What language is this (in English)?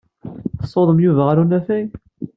Kabyle